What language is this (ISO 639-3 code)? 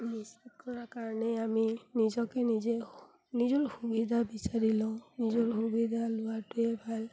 asm